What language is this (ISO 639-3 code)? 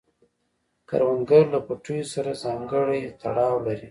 pus